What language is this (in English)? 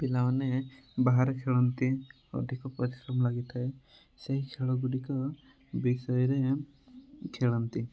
Odia